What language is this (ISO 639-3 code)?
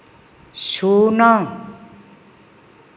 ori